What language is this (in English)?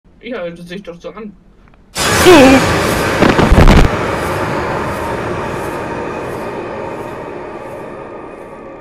German